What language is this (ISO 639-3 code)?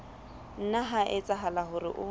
sot